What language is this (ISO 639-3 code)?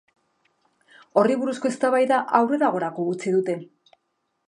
eus